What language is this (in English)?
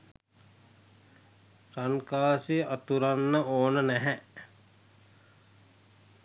Sinhala